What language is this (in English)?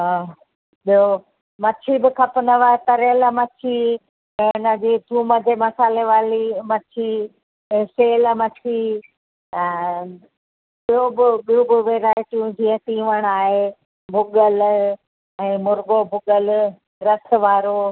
Sindhi